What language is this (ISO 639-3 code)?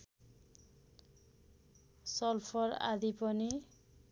nep